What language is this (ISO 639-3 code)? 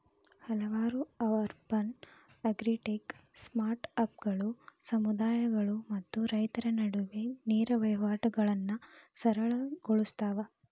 kan